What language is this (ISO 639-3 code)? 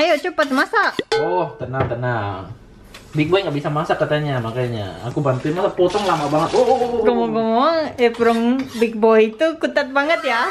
ind